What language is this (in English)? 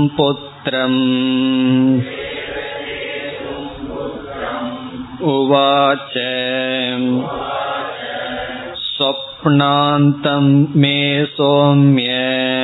Tamil